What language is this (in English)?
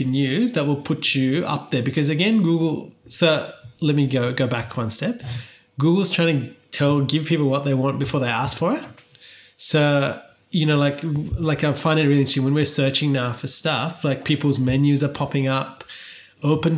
English